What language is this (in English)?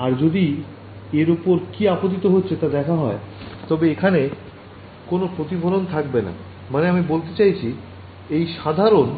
Bangla